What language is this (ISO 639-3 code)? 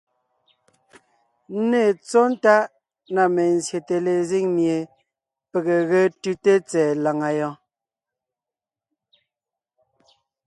nnh